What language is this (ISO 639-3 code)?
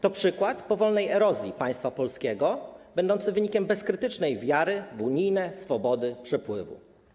pol